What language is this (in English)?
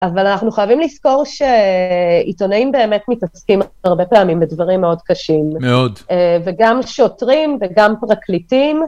Hebrew